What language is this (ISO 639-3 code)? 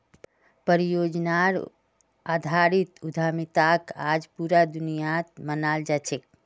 mag